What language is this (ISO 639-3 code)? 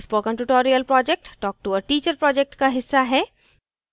hin